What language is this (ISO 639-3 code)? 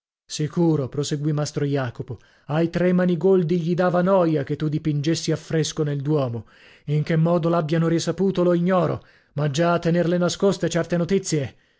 ita